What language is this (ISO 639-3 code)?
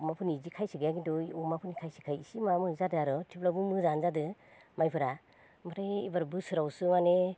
brx